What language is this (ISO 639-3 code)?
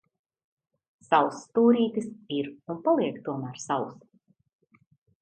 lav